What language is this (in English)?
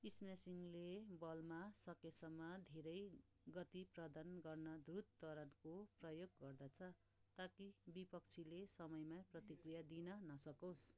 Nepali